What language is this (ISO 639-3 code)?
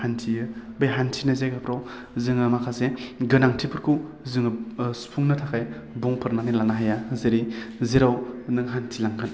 brx